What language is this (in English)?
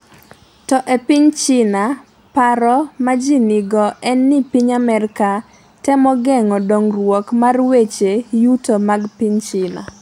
Luo (Kenya and Tanzania)